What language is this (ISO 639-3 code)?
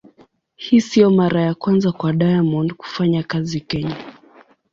swa